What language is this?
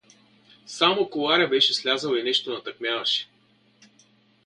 Bulgarian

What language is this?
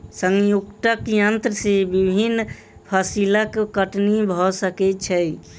Maithili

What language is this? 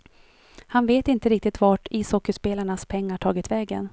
Swedish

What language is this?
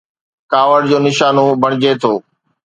Sindhi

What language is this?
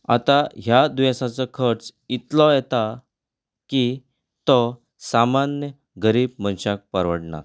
Konkani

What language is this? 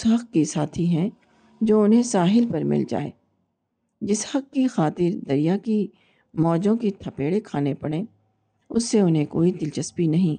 Urdu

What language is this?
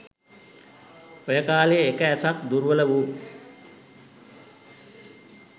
Sinhala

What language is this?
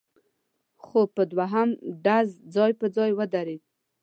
Pashto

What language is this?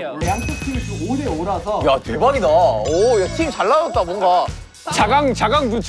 Korean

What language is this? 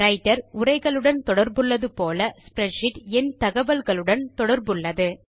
Tamil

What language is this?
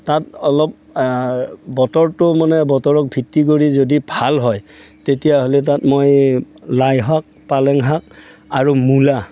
Assamese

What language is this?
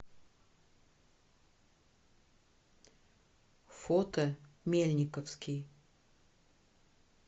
Russian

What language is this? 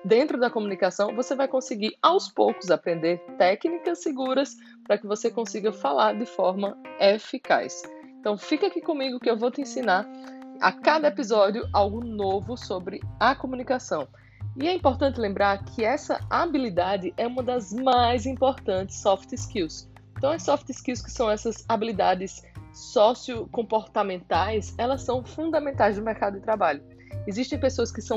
Portuguese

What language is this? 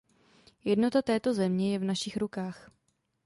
Czech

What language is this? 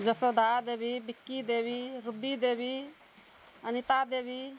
Maithili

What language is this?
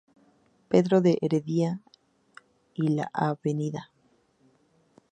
Spanish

